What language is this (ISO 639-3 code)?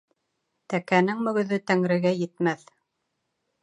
bak